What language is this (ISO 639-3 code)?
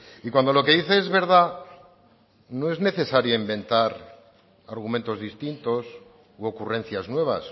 spa